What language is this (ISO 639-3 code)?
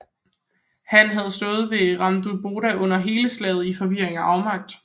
dan